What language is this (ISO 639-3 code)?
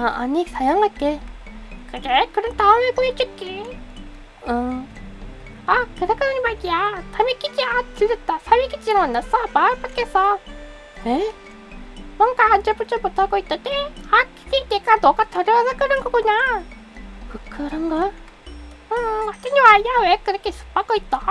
kor